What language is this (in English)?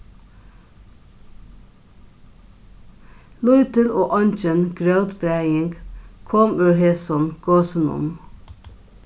Faroese